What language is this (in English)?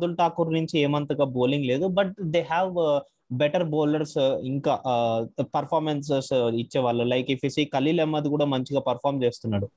Telugu